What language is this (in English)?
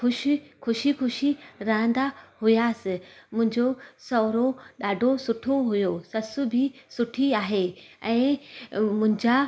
Sindhi